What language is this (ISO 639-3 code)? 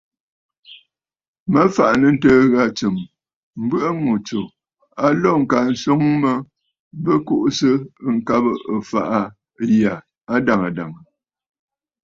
bfd